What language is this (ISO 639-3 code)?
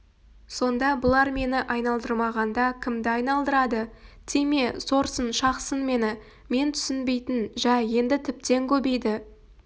kaz